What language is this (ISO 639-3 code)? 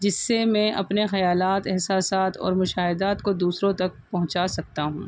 urd